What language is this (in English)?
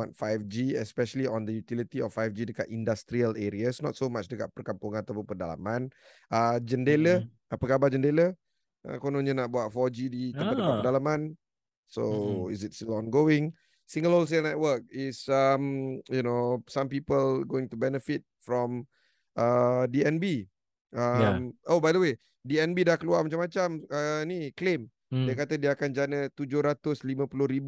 Malay